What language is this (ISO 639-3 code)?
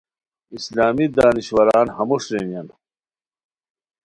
khw